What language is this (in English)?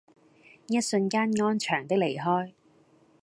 Cantonese